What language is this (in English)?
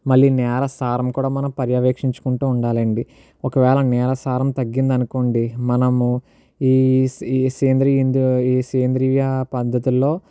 Telugu